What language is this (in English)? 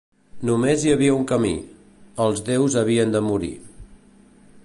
Catalan